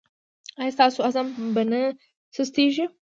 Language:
Pashto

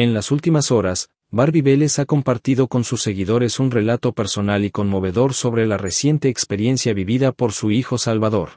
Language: Spanish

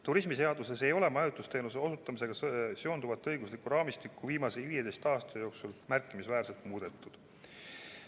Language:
Estonian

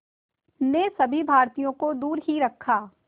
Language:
Hindi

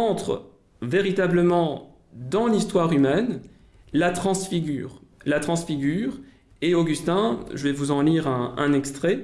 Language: French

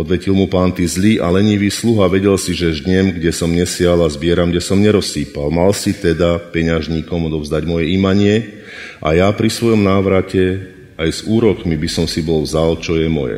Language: Slovak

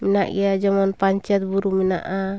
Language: Santali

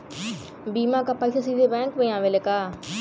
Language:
Bhojpuri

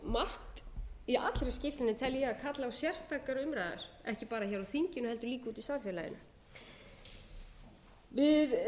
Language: Icelandic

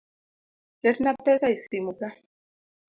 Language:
Luo (Kenya and Tanzania)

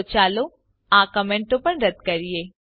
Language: Gujarati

